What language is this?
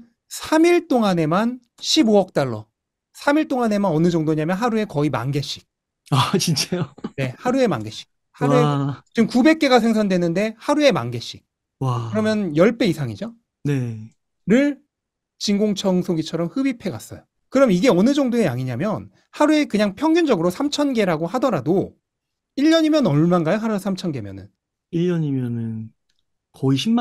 Korean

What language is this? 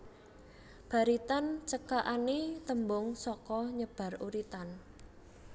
Javanese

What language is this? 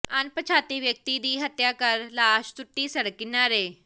Punjabi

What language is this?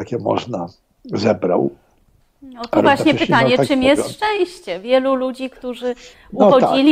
Polish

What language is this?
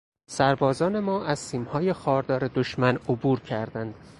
Persian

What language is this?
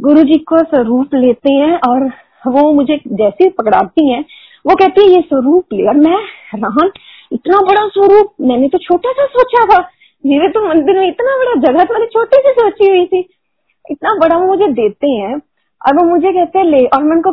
Hindi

